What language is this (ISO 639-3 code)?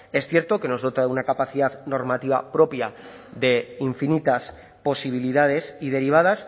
spa